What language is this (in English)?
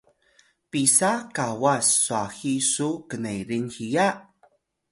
Atayal